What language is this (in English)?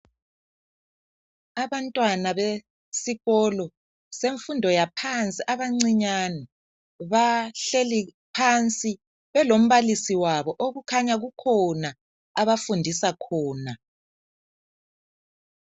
North Ndebele